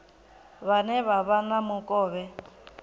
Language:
Venda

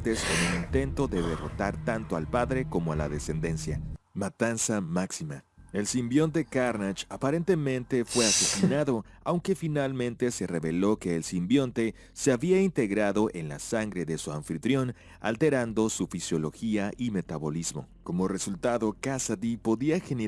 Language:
Spanish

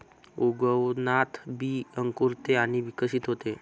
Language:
Marathi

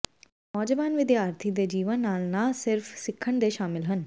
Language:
Punjabi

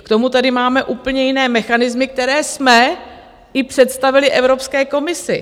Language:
Czech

